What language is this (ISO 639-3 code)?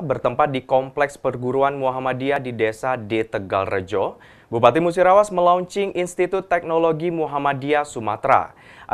ind